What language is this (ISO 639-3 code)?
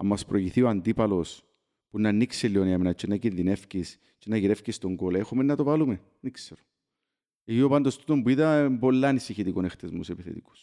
ell